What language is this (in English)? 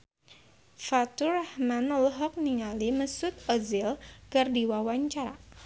Sundanese